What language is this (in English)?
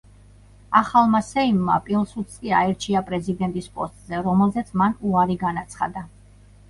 Georgian